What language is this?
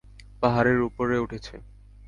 Bangla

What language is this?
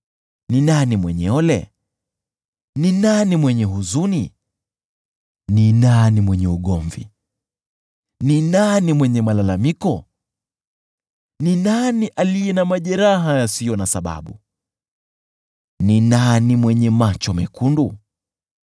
Swahili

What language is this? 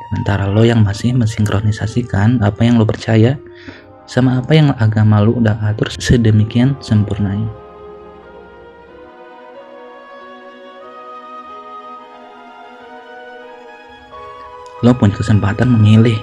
Indonesian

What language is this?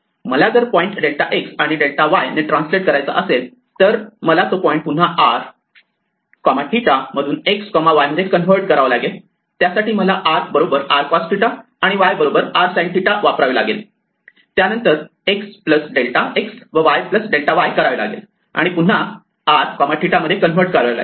Marathi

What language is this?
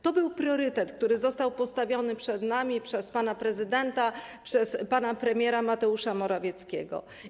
Polish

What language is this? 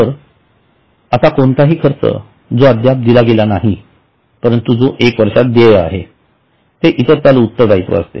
Marathi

